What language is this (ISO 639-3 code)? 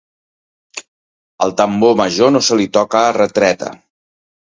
cat